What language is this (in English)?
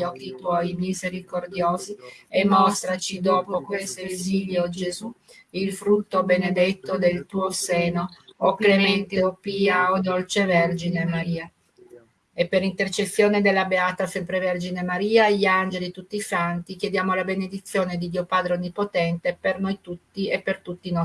Italian